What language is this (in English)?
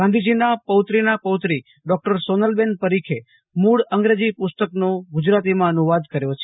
Gujarati